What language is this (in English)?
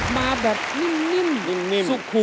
Thai